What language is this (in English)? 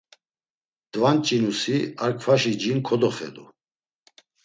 Laz